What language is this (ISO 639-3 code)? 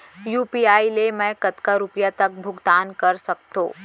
hne